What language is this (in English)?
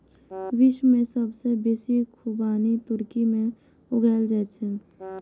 Maithili